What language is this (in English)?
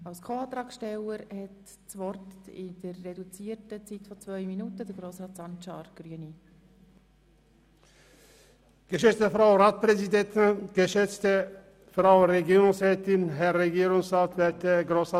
Swiss German